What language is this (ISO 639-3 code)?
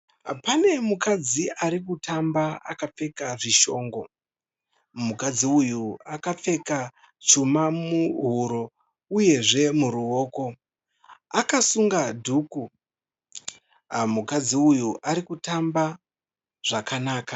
sna